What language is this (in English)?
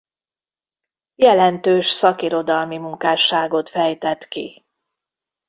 Hungarian